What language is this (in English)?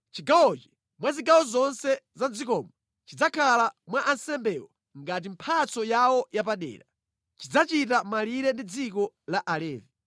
Nyanja